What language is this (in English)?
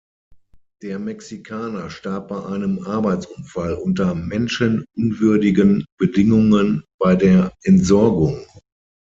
German